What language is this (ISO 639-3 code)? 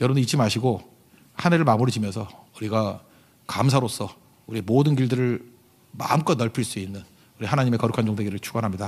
kor